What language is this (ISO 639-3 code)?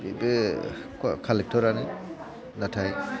brx